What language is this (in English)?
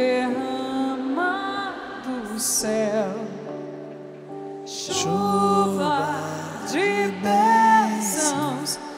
Portuguese